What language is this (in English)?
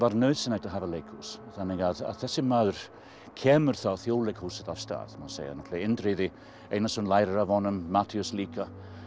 Icelandic